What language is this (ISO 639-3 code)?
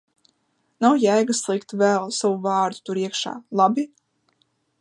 lav